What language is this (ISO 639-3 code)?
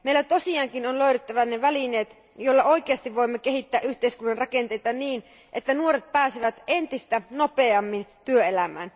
fin